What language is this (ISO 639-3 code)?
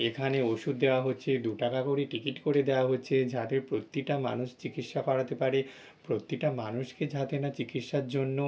ben